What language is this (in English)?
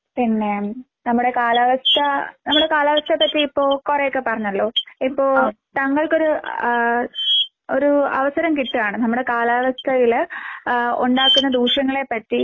Malayalam